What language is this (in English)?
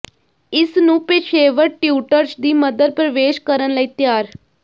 Punjabi